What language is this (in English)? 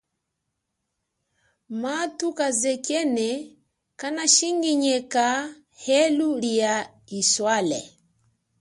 Chokwe